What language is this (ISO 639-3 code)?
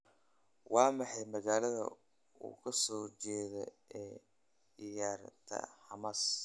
som